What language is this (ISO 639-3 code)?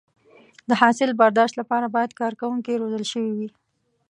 pus